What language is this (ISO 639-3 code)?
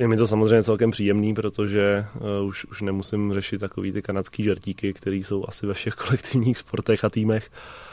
ces